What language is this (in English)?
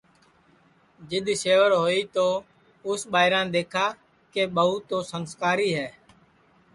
Sansi